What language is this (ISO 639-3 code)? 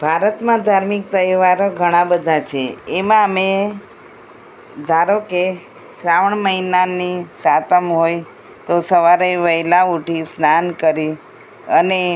guj